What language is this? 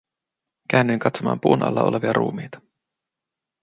Finnish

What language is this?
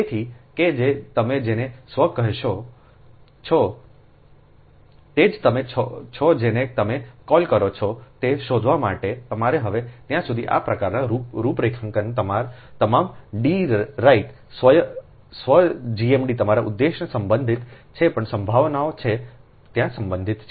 Gujarati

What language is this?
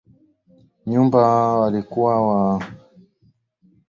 Swahili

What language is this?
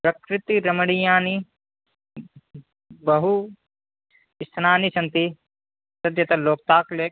Sanskrit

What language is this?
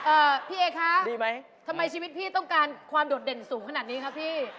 Thai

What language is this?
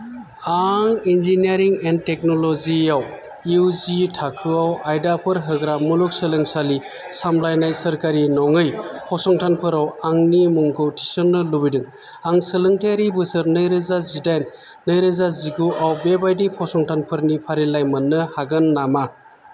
Bodo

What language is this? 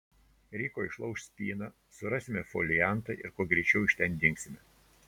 Lithuanian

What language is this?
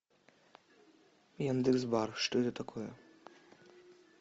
Russian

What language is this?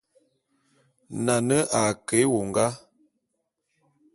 Bulu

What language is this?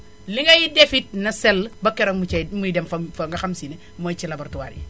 Wolof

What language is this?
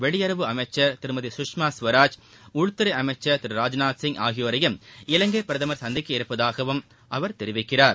Tamil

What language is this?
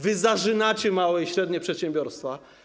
Polish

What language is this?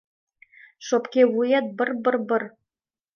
Mari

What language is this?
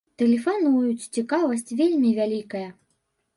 Belarusian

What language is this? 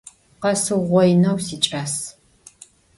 Adyghe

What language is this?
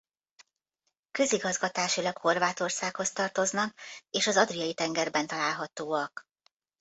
Hungarian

